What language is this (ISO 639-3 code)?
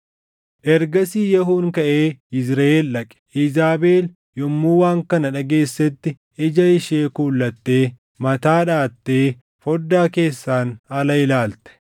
orm